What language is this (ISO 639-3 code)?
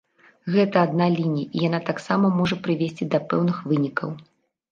bel